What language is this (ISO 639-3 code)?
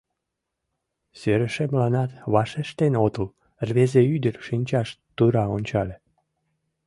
chm